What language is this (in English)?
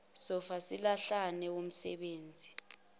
Zulu